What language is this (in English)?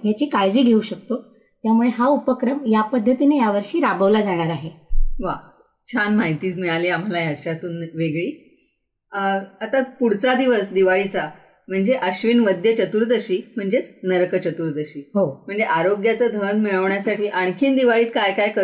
Marathi